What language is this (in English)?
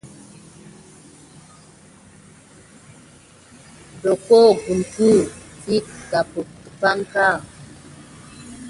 Gidar